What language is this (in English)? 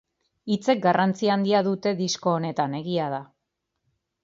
Basque